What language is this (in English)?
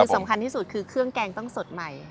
Thai